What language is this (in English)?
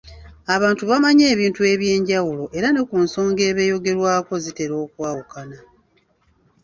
Ganda